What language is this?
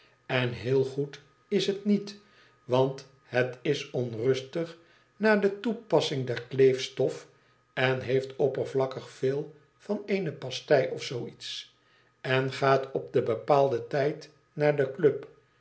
Dutch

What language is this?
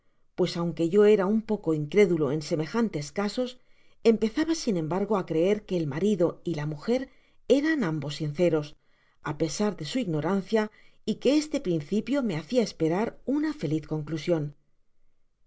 Spanish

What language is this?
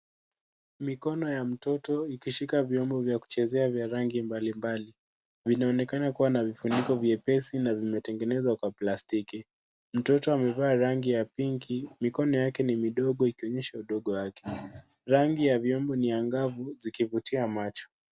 Swahili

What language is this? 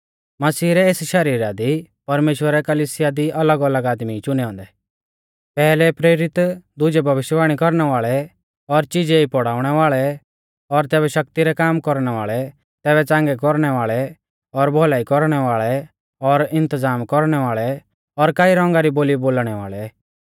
Mahasu Pahari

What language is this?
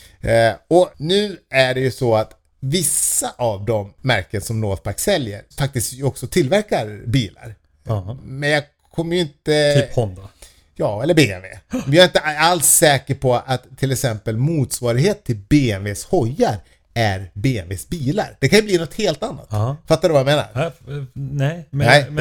Swedish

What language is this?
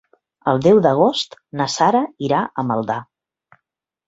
Catalan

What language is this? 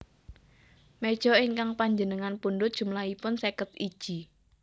Javanese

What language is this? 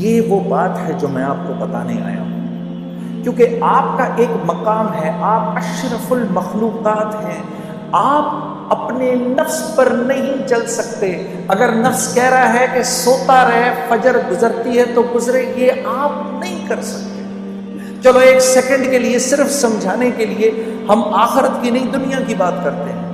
Urdu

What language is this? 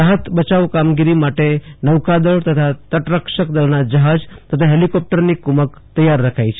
Gujarati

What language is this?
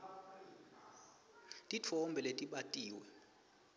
Swati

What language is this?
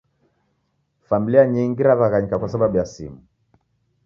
Taita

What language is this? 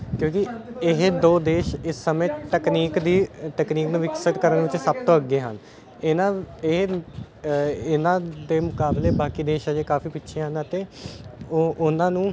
Punjabi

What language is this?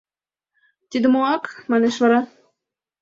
Mari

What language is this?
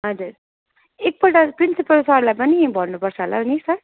Nepali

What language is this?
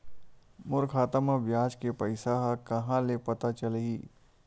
Chhattisgarhi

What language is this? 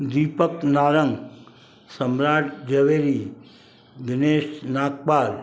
Sindhi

